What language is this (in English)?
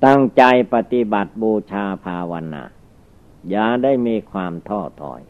Thai